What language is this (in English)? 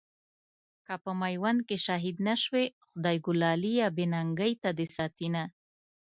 Pashto